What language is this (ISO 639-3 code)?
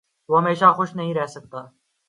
urd